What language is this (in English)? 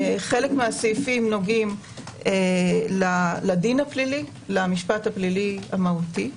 Hebrew